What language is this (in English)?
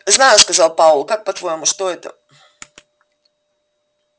Russian